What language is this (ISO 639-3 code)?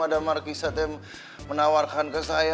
ind